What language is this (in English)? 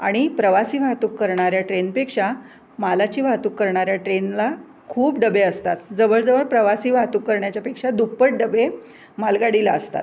Marathi